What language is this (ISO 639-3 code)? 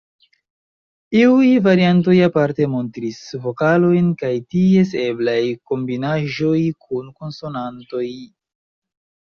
epo